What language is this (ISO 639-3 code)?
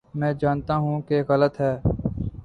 urd